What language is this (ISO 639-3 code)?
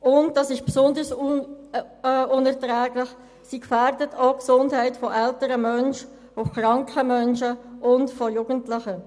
gsw